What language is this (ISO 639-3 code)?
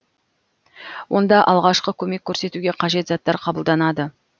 kaz